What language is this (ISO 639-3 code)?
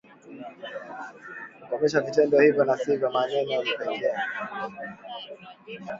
swa